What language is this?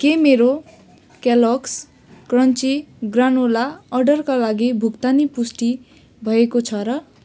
Nepali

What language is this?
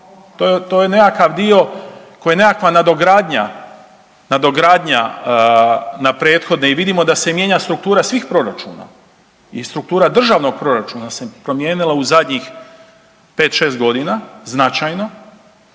Croatian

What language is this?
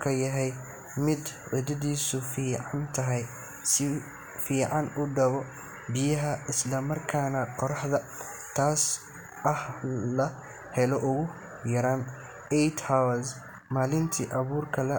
Somali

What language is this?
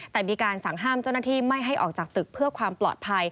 Thai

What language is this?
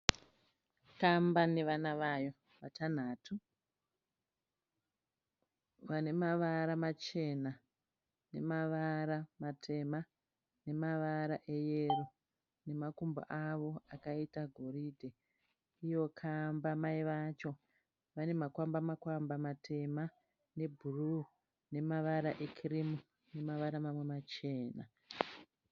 Shona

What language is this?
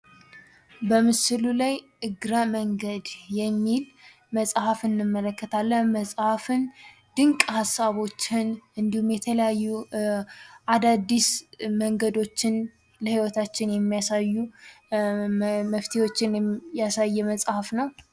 Amharic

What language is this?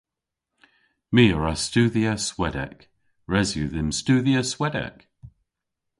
Cornish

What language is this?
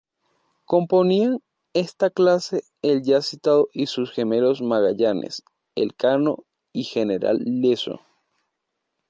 Spanish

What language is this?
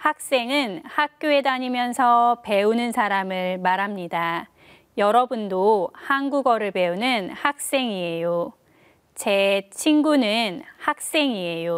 Korean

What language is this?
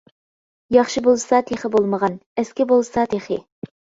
Uyghur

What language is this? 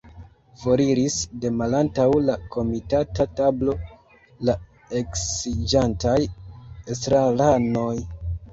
Esperanto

